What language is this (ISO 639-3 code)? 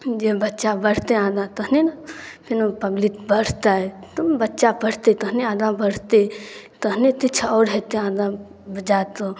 mai